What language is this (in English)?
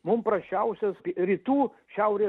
Lithuanian